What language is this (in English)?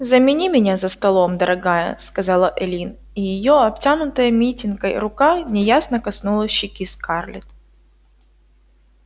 Russian